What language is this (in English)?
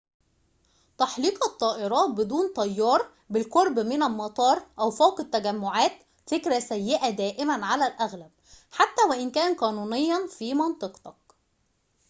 Arabic